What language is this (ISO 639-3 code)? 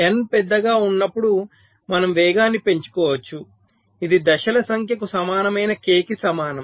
tel